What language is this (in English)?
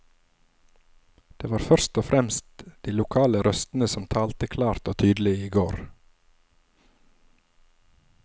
Norwegian